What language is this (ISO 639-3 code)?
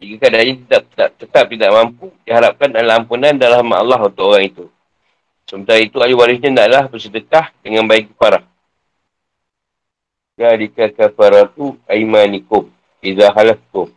msa